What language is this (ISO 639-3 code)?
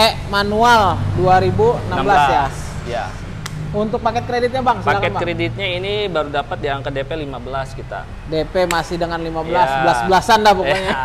ind